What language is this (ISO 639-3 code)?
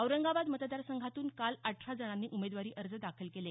mar